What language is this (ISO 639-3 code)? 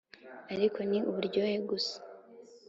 kin